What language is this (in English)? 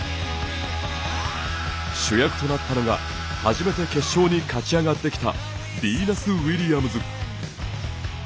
Japanese